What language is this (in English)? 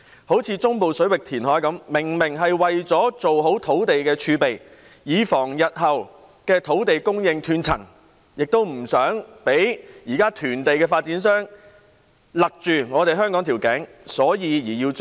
Cantonese